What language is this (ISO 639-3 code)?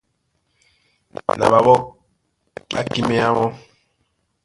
dua